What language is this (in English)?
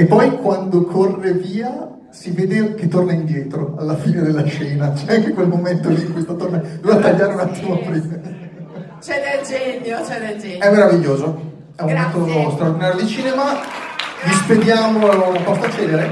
Italian